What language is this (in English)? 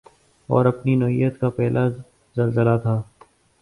Urdu